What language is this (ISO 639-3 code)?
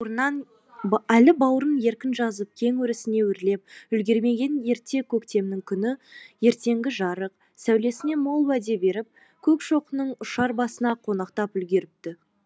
kaz